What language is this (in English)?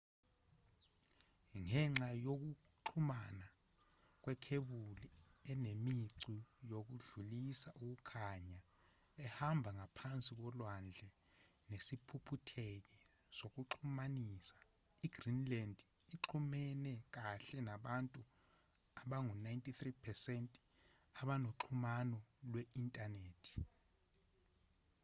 Zulu